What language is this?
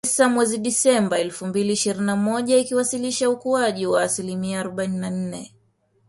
Swahili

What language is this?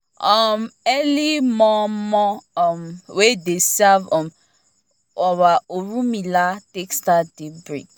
Nigerian Pidgin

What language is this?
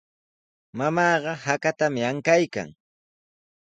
Sihuas Ancash Quechua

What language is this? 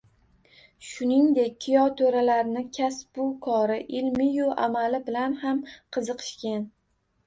Uzbek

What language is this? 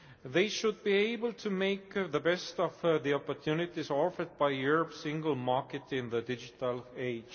English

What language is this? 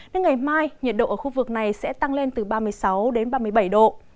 Vietnamese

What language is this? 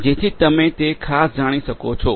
Gujarati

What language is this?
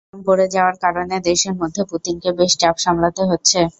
Bangla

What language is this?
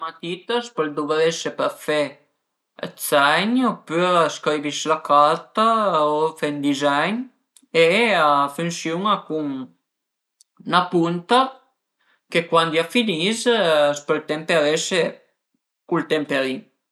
Piedmontese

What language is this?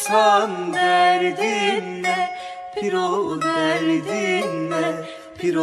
Turkish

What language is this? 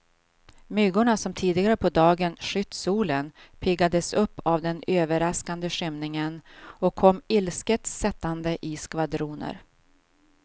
Swedish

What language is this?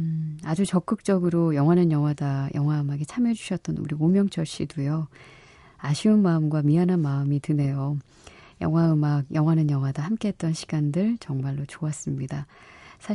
Korean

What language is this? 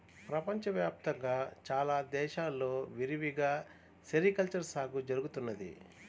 Telugu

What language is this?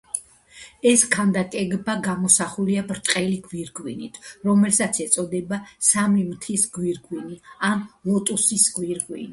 Georgian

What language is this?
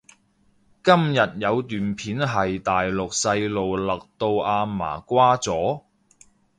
Cantonese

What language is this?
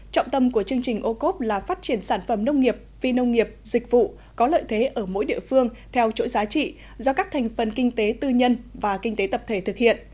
Vietnamese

